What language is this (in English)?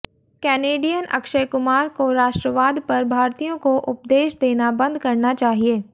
Hindi